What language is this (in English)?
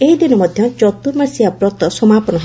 Odia